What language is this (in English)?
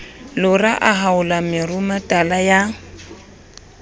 Southern Sotho